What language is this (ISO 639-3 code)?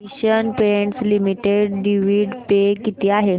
mar